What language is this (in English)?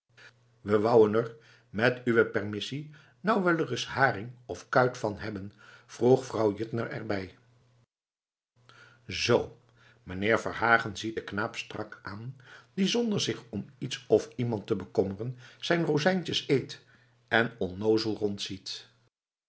Dutch